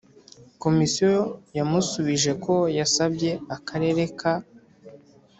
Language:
Kinyarwanda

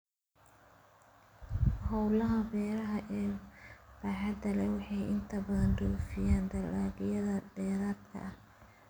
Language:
Somali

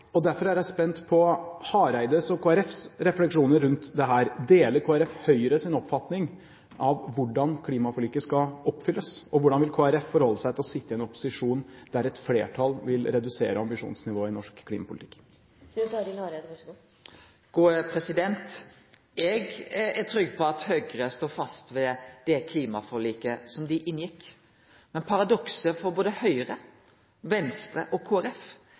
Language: Norwegian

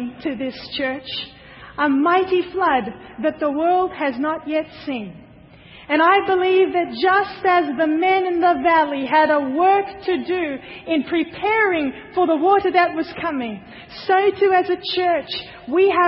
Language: English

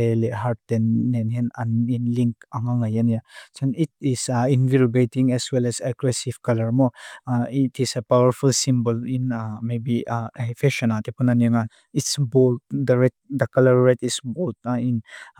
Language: Mizo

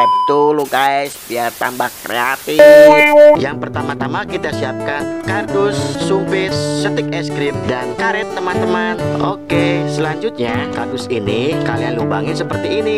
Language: Indonesian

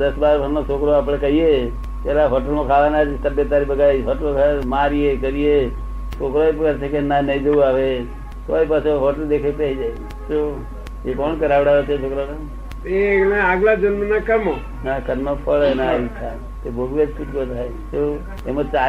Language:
Gujarati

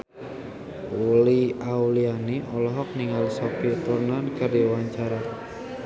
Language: Sundanese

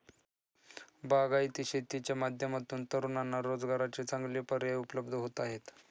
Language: Marathi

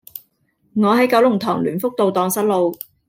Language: Cantonese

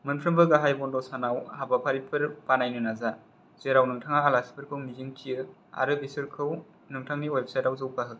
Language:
Bodo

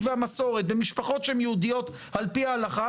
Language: Hebrew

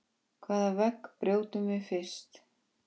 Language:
Icelandic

